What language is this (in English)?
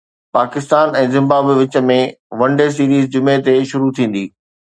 Sindhi